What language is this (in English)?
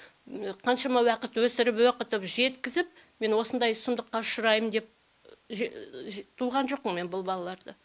Kazakh